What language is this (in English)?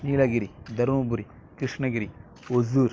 Tamil